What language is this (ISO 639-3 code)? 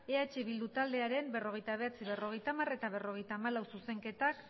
eus